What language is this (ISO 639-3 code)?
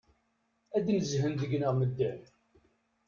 kab